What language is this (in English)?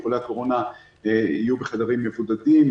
Hebrew